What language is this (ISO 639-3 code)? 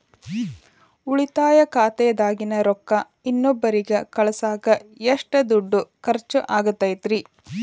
kan